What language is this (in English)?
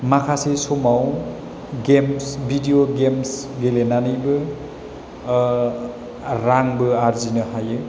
Bodo